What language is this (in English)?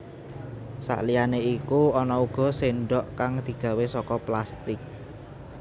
Javanese